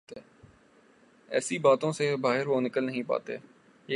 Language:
Urdu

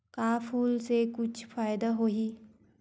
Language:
Chhattisgarhi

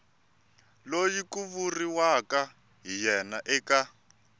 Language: Tsonga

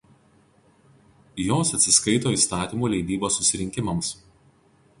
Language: Lithuanian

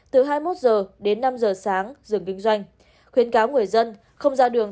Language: Vietnamese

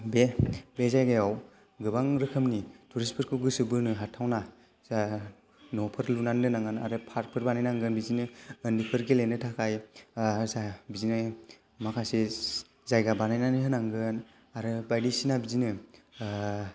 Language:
Bodo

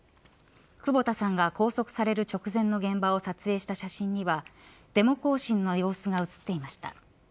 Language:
Japanese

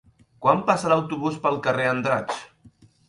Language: Catalan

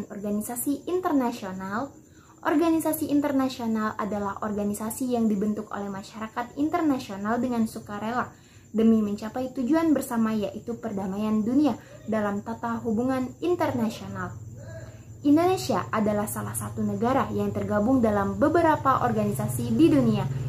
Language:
Indonesian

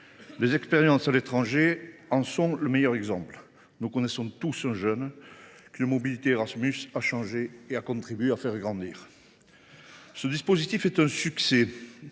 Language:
French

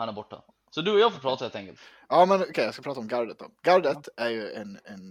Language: Swedish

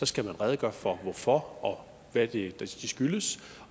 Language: Danish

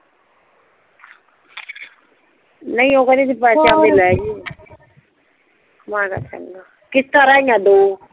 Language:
Punjabi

